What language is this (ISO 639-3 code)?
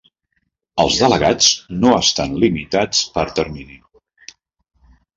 cat